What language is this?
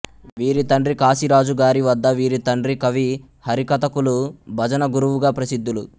Telugu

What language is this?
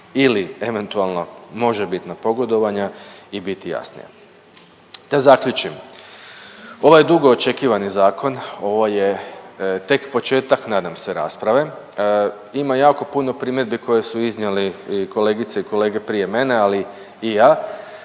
Croatian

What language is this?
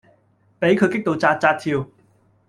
Cantonese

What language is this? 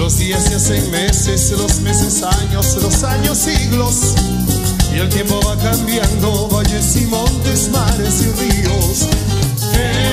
Spanish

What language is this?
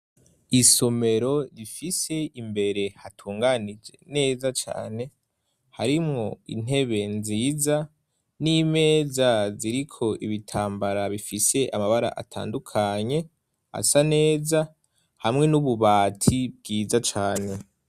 Rundi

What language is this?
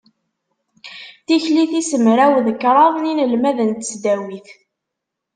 Kabyle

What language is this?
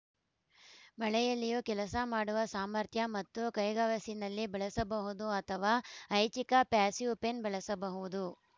Kannada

